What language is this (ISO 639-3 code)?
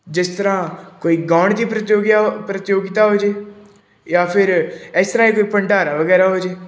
pan